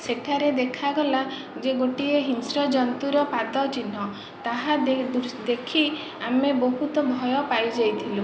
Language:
Odia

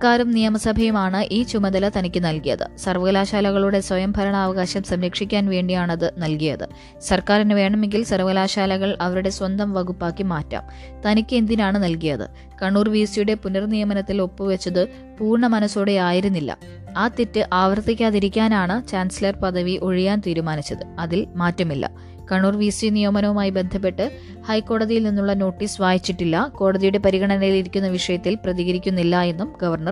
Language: Malayalam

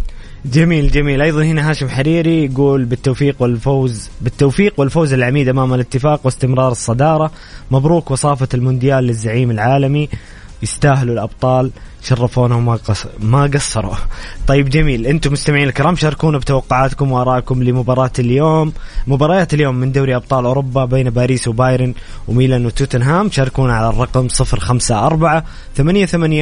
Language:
Arabic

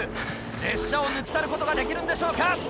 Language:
Japanese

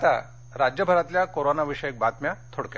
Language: Marathi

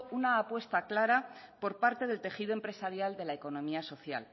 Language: Spanish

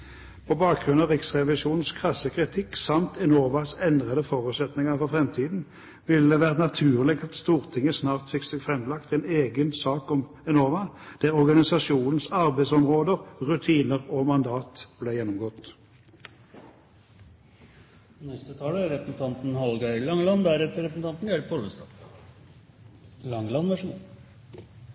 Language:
Norwegian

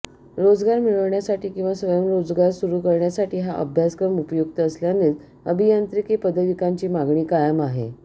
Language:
Marathi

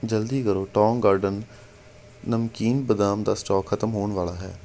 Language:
Punjabi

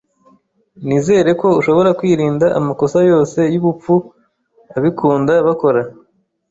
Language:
Kinyarwanda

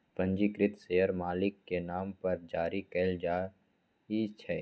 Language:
Magahi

